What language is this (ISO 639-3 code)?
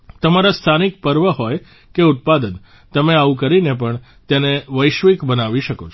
guj